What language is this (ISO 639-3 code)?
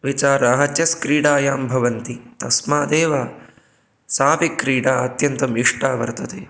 san